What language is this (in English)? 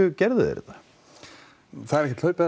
Icelandic